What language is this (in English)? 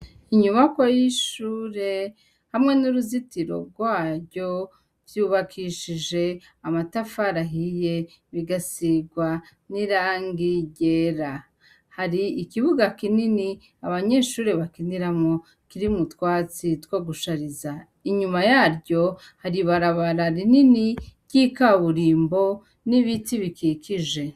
Rundi